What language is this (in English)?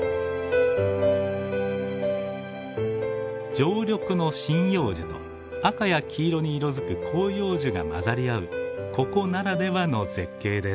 Japanese